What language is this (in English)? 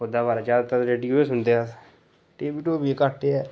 Dogri